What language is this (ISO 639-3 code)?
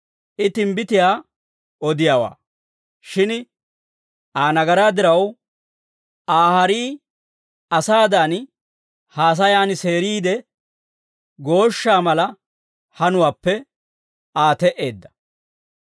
dwr